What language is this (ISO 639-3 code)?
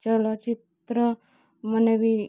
ori